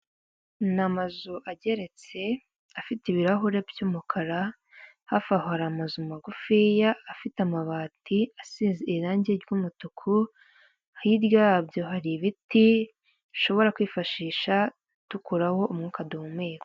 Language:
Kinyarwanda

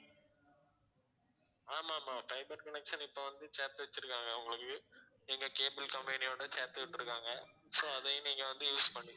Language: Tamil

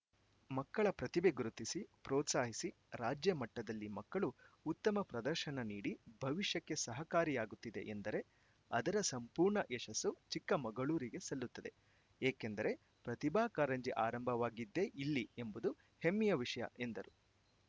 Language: Kannada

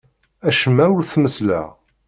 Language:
Kabyle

